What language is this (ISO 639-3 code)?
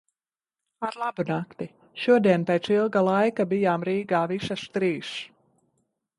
lav